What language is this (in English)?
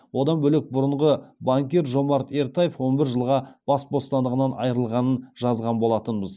Kazakh